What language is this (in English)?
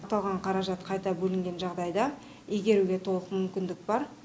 Kazakh